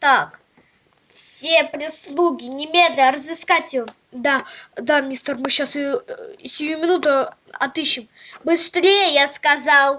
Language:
Russian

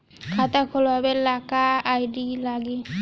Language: Bhojpuri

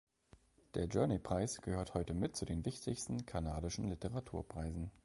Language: German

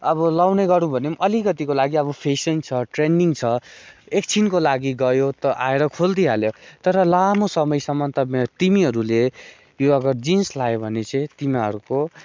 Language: Nepali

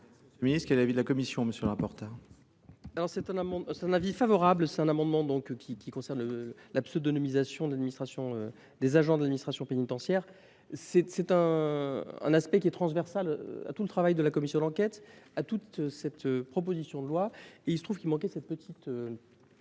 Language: French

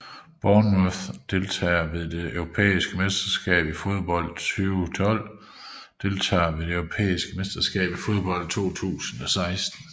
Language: Danish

